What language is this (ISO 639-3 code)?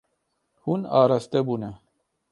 kur